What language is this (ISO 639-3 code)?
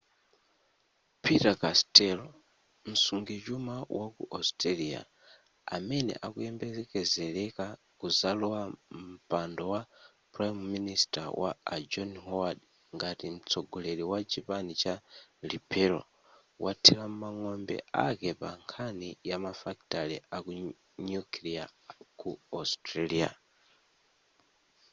nya